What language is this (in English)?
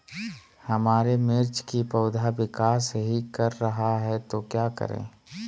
Magahi